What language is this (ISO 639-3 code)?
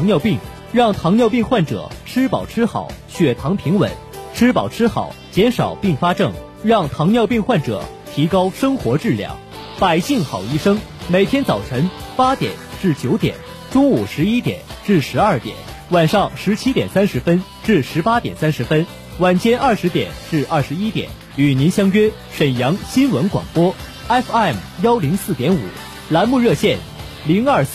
zho